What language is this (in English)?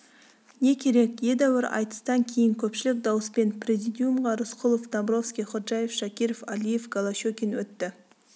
Kazakh